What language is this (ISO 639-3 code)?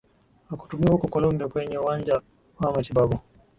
swa